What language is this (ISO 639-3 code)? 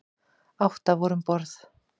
isl